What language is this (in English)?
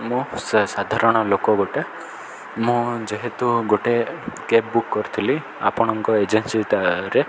Odia